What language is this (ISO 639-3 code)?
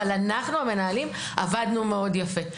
heb